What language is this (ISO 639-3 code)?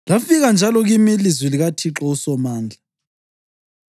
nde